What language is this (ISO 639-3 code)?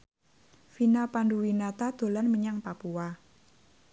jav